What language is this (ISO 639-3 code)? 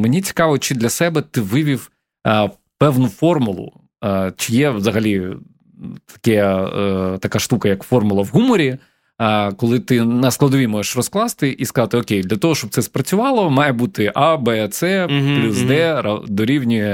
ukr